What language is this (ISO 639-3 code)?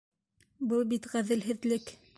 bak